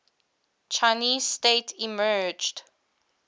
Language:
English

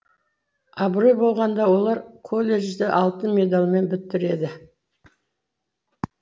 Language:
Kazakh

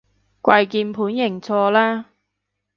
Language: Cantonese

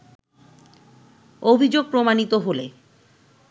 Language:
Bangla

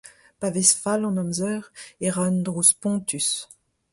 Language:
Breton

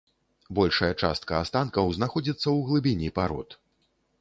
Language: Belarusian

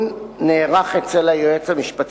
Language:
Hebrew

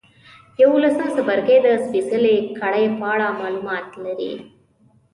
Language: Pashto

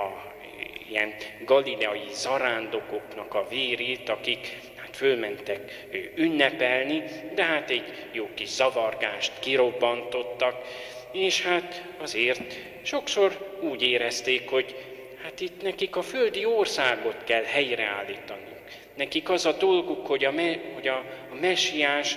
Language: Hungarian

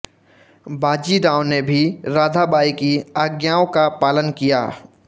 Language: Hindi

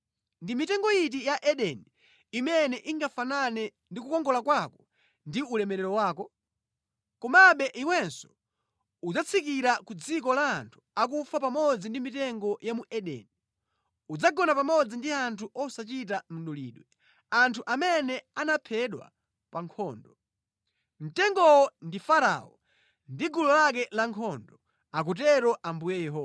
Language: Nyanja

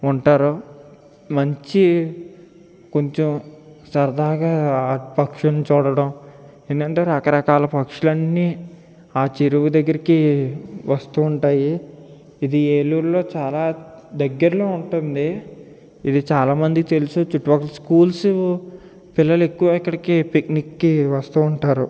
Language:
Telugu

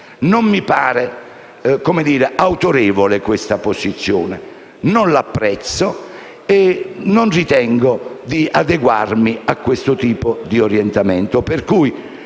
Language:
Italian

